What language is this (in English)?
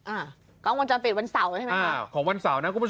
Thai